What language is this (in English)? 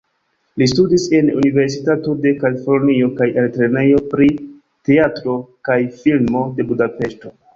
Esperanto